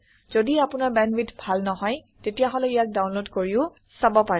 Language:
Assamese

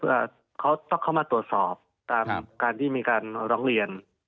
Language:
Thai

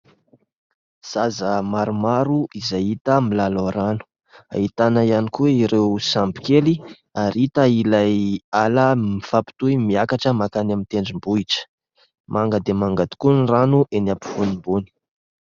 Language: Malagasy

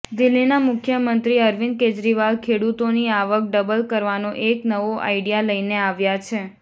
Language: Gujarati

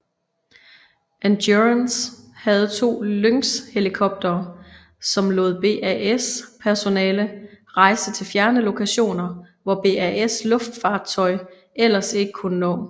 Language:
Danish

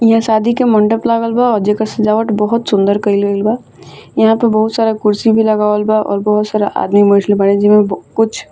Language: Bhojpuri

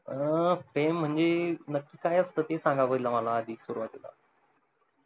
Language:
Marathi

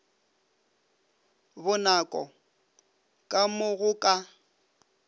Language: Northern Sotho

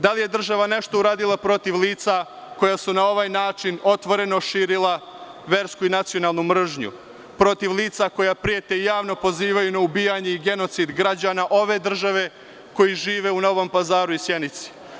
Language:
Serbian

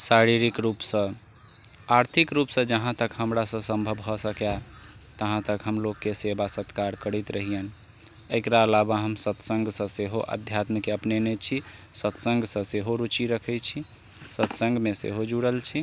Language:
Maithili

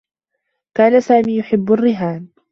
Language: Arabic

